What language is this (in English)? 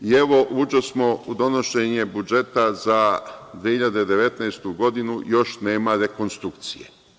Serbian